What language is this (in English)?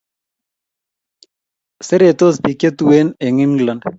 Kalenjin